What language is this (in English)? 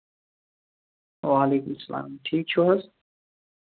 Kashmiri